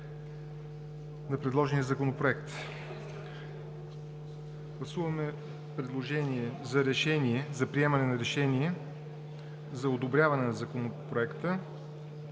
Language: Bulgarian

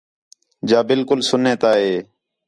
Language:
Khetrani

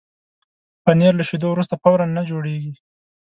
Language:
Pashto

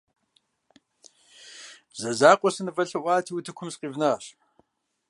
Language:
Kabardian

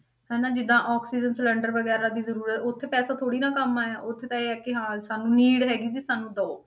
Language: Punjabi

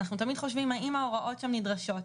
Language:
Hebrew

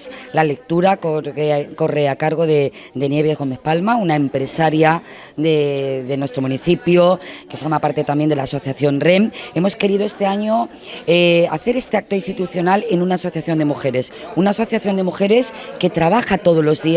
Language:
Spanish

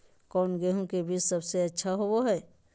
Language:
Magahi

